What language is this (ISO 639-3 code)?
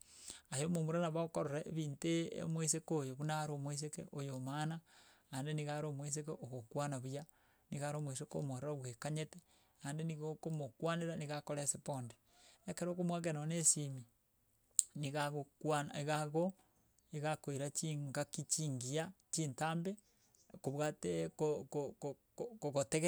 guz